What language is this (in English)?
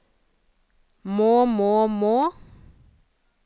Norwegian